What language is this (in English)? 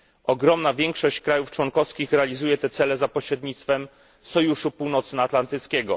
Polish